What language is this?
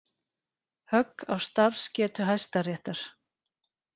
Icelandic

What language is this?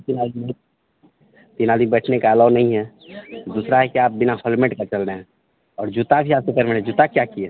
Hindi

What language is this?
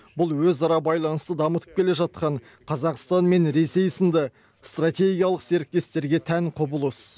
Kazakh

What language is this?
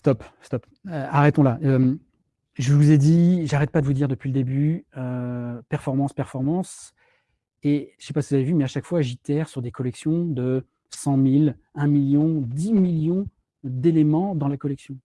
French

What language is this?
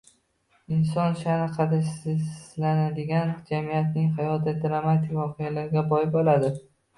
Uzbek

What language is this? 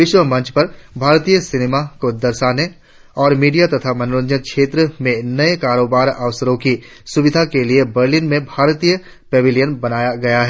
Hindi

